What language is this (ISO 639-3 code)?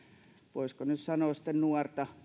fin